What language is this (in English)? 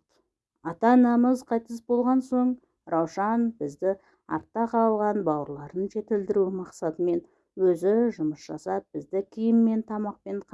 Turkish